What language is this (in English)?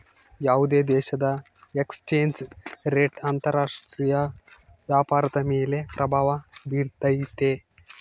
Kannada